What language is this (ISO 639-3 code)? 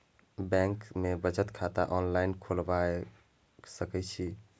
mai